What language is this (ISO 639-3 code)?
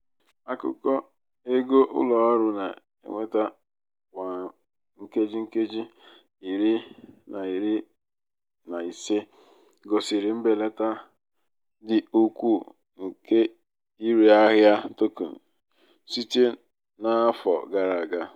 ibo